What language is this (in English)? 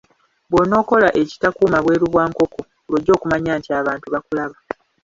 Ganda